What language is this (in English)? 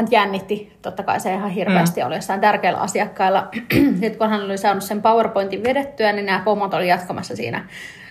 Finnish